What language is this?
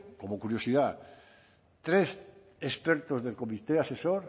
Spanish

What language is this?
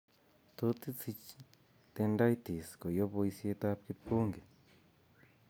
Kalenjin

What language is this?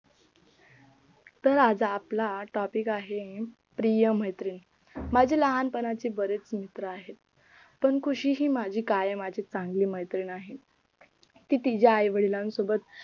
Marathi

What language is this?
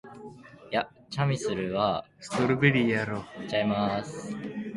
Japanese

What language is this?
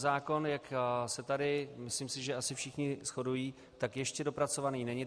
Czech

